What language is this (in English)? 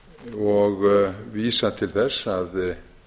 Icelandic